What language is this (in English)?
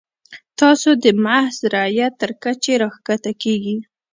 Pashto